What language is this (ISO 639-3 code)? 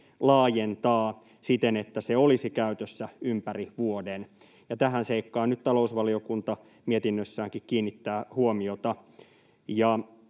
fin